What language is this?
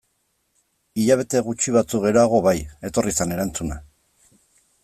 Basque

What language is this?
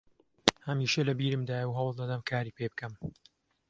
Central Kurdish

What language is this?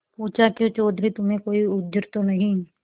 Hindi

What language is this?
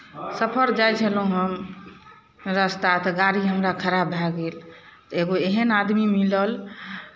Maithili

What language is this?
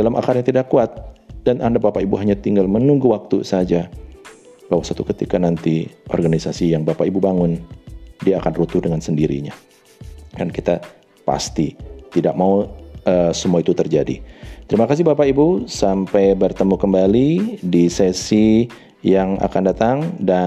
Indonesian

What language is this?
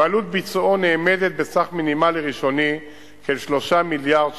Hebrew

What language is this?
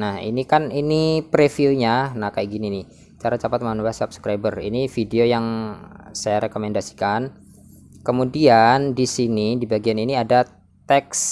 Indonesian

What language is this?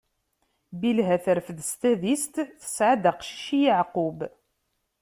Kabyle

